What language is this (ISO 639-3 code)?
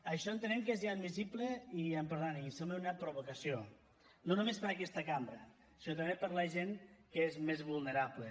cat